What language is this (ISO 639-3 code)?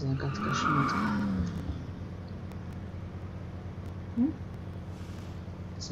pol